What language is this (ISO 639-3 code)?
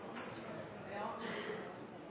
nob